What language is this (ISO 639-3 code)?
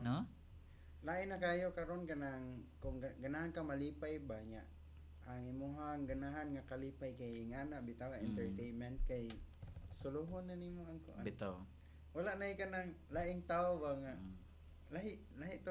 fil